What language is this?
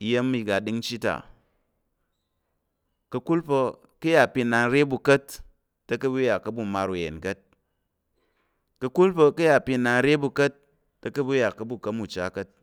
Tarok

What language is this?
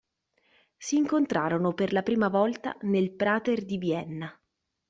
Italian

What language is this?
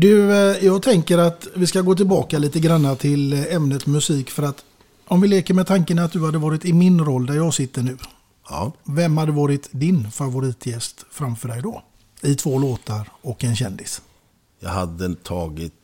Swedish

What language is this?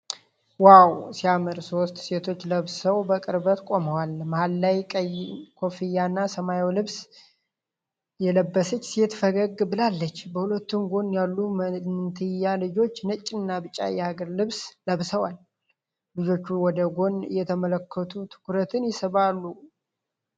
Amharic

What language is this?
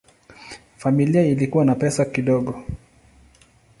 Swahili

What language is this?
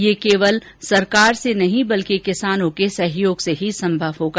Hindi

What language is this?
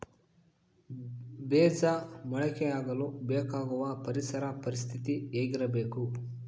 Kannada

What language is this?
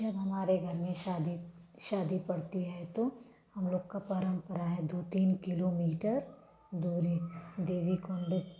Hindi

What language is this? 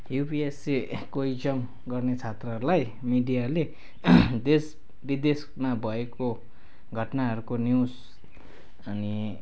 Nepali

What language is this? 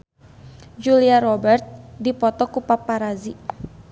Sundanese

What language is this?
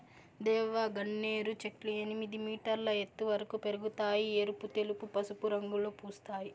Telugu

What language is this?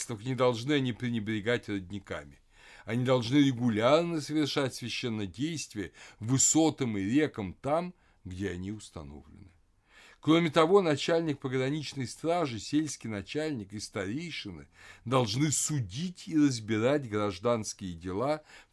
Russian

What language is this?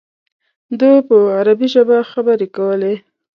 Pashto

